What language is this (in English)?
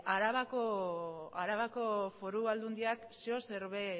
Basque